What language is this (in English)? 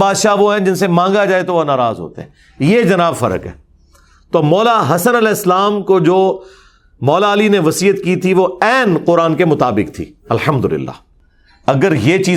Urdu